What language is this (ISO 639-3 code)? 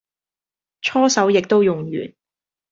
yue